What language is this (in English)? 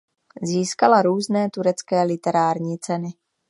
Czech